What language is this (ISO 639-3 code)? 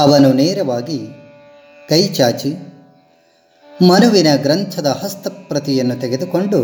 kan